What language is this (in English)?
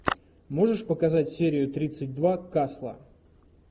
Russian